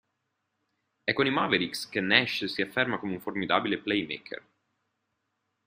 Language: Italian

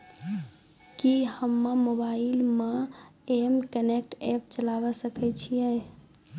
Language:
Maithili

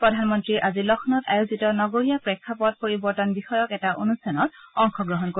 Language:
Assamese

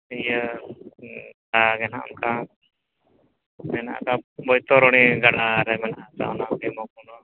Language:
Santali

